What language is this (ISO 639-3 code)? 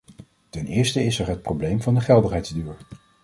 nld